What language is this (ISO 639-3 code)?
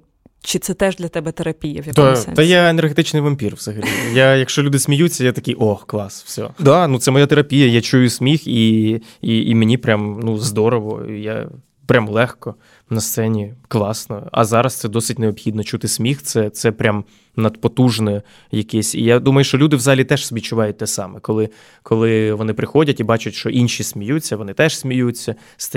ukr